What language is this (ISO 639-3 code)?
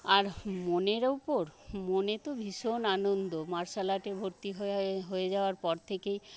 ben